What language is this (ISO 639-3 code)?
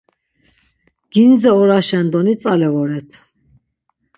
lzz